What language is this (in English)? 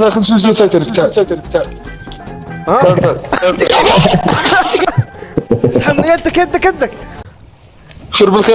Arabic